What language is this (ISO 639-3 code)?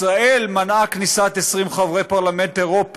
heb